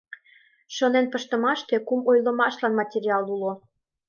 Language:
Mari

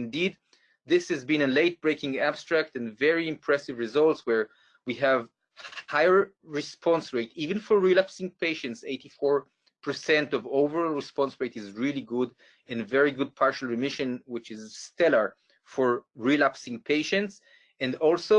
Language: English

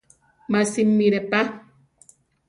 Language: Central Tarahumara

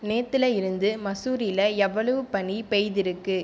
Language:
Tamil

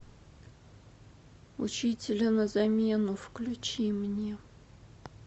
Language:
Russian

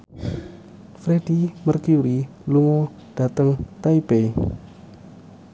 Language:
Javanese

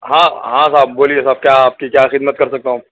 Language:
Urdu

